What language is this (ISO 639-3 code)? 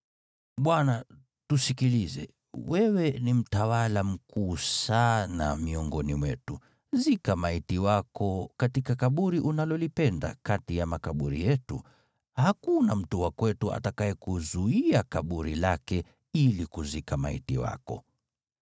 swa